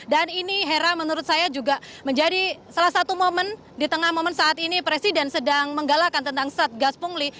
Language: Indonesian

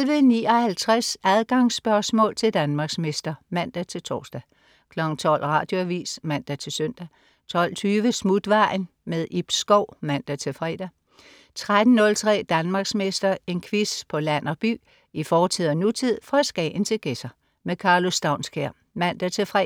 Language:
Danish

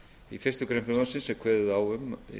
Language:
Icelandic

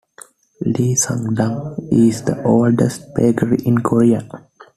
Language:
English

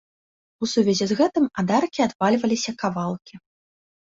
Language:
Belarusian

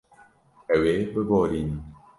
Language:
Kurdish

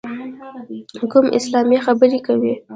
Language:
Pashto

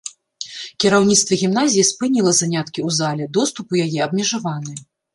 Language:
Belarusian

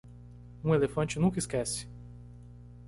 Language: Portuguese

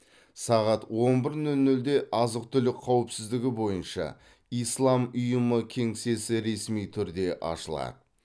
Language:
Kazakh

